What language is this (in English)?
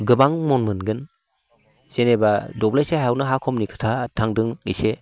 Bodo